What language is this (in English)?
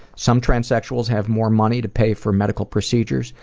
English